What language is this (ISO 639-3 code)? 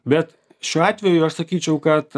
lit